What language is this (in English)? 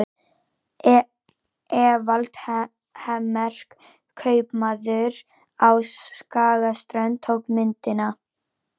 Icelandic